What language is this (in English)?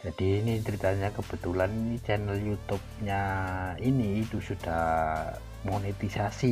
Indonesian